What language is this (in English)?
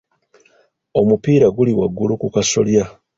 Ganda